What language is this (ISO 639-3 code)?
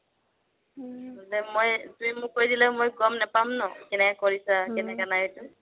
asm